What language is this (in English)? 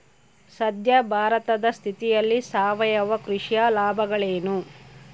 Kannada